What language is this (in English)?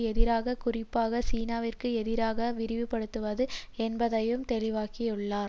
Tamil